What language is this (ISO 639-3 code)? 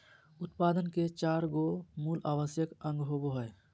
mag